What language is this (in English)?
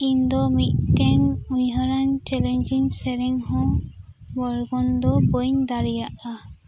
Santali